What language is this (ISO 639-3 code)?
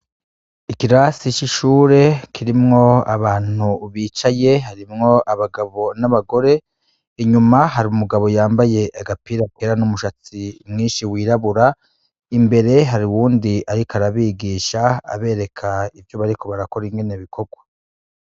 run